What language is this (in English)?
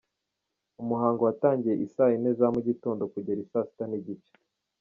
Kinyarwanda